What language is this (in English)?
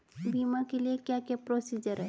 Hindi